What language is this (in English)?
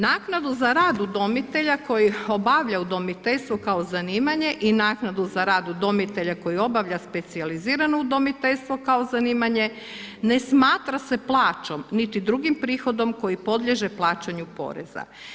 Croatian